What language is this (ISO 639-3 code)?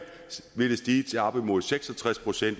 dan